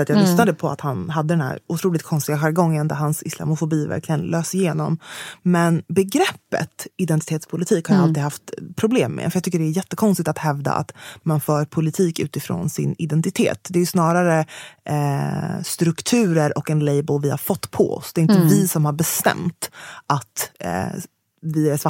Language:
Swedish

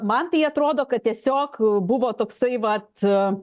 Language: Lithuanian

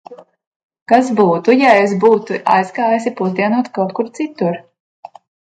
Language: Latvian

